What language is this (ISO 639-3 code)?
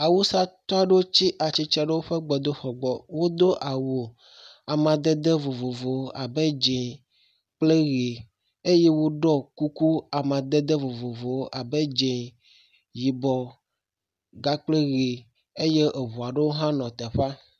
ewe